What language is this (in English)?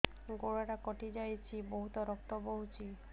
Odia